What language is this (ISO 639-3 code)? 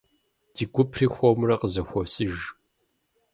kbd